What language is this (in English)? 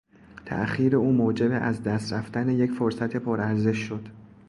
Persian